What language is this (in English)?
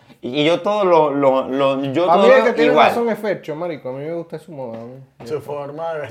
Spanish